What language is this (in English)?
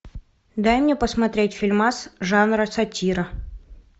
Russian